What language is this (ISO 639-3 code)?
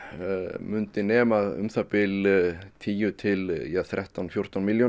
isl